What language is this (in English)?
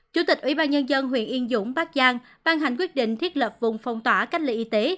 Vietnamese